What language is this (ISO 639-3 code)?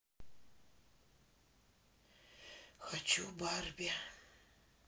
rus